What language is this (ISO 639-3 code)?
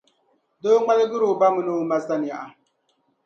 dag